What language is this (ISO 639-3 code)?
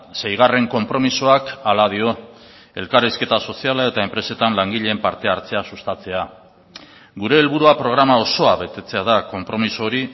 eus